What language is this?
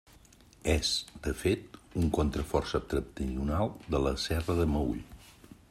Catalan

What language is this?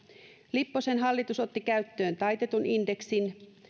Finnish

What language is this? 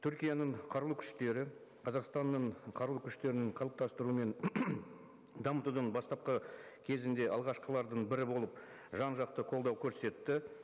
Kazakh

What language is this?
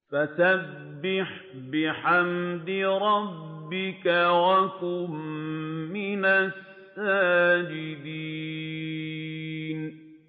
Arabic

